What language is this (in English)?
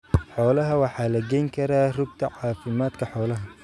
Somali